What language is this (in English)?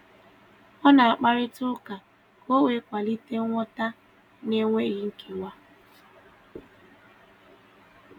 Igbo